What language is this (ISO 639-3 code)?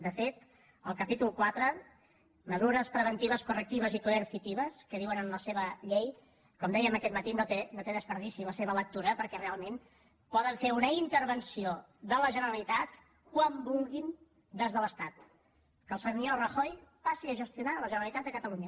cat